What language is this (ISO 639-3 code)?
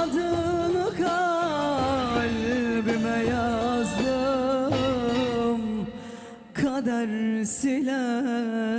tur